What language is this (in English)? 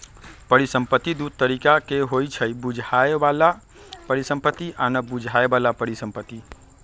Magahi